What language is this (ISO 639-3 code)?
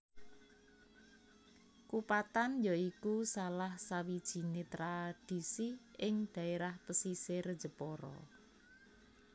jav